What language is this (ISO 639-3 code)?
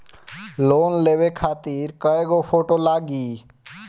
bho